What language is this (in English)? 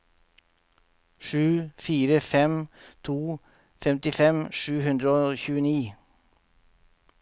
Norwegian